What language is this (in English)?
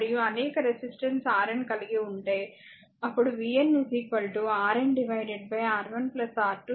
Telugu